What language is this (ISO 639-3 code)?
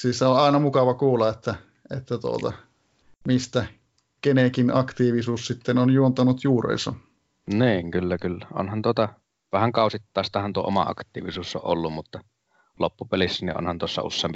fin